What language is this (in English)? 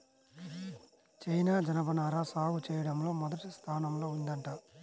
Telugu